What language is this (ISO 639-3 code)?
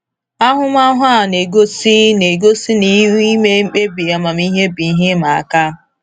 ibo